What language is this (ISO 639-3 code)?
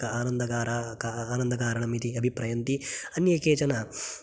san